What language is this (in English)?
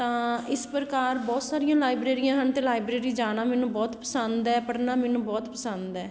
Punjabi